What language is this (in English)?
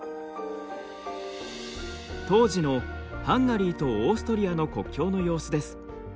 Japanese